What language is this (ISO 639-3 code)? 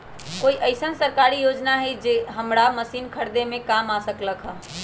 mag